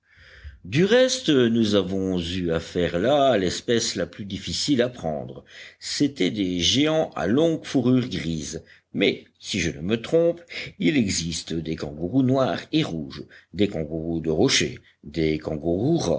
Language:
French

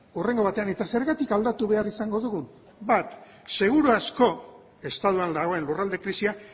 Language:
Basque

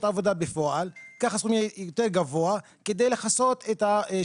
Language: Hebrew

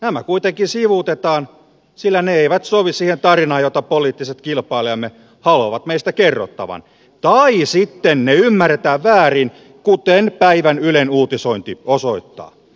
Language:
Finnish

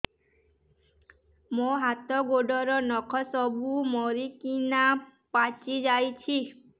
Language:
Odia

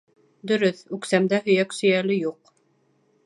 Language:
Bashkir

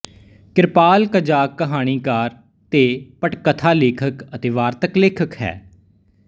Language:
Punjabi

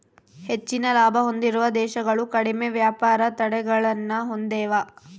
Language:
Kannada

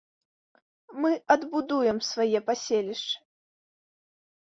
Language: Belarusian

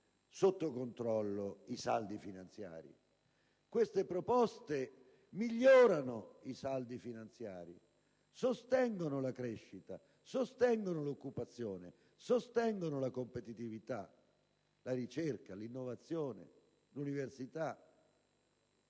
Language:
Italian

